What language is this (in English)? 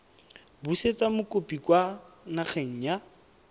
Tswana